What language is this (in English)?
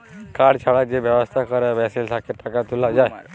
Bangla